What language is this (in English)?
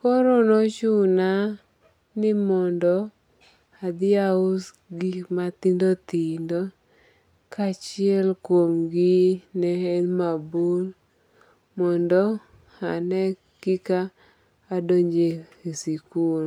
Luo (Kenya and Tanzania)